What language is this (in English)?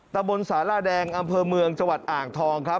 Thai